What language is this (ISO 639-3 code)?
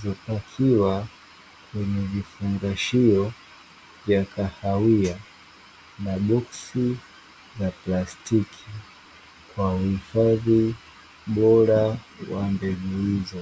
swa